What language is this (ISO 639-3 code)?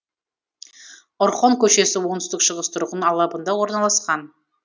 kaz